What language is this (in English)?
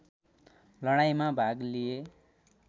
Nepali